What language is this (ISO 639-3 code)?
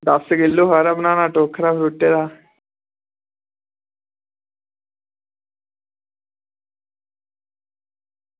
doi